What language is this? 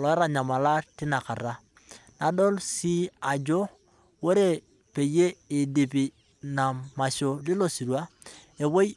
Masai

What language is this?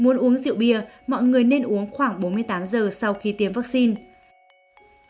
Vietnamese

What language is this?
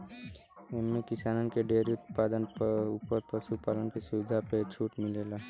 Bhojpuri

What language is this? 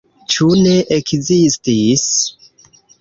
Esperanto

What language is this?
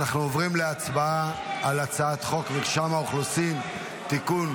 Hebrew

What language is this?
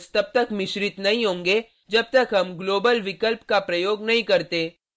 Hindi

